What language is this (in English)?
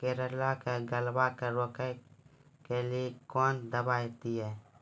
Maithili